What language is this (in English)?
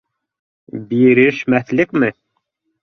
Bashkir